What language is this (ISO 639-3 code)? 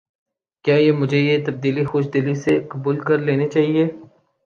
urd